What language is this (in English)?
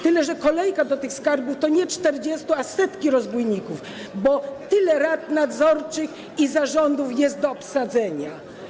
Polish